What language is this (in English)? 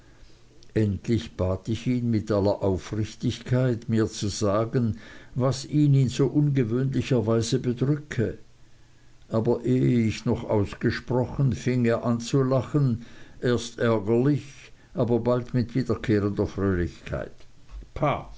German